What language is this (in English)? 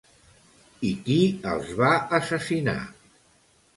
Catalan